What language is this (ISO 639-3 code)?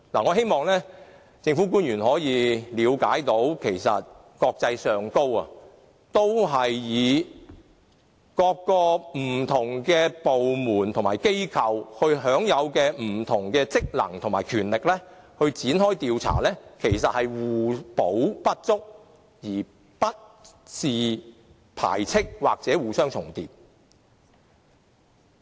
yue